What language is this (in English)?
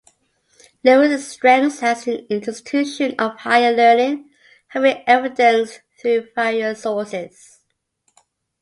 English